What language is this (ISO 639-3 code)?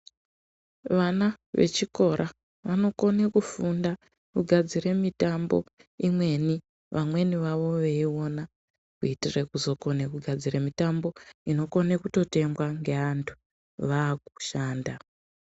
ndc